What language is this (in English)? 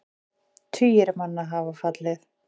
Icelandic